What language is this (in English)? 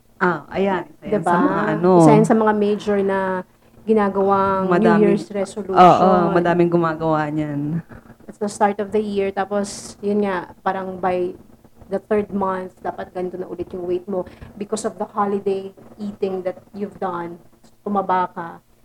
Filipino